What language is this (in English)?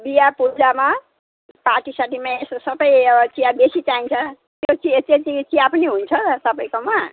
Nepali